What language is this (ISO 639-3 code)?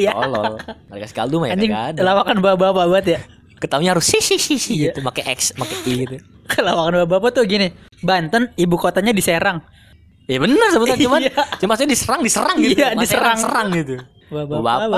ind